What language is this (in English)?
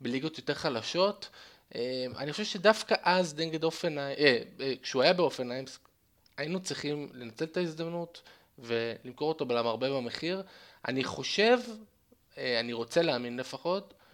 Hebrew